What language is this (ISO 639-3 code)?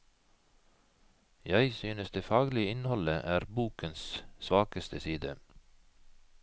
nor